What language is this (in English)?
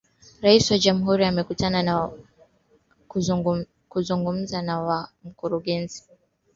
Swahili